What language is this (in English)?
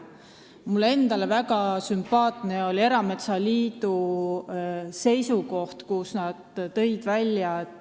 Estonian